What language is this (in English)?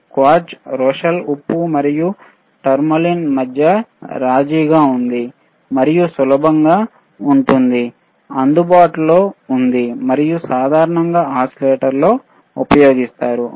Telugu